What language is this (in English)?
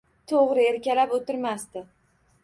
Uzbek